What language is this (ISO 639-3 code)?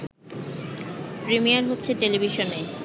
ben